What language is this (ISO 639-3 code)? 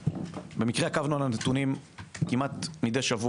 heb